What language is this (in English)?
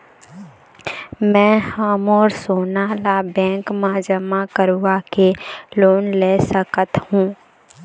Chhattisgarhi